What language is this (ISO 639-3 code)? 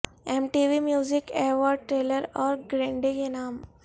urd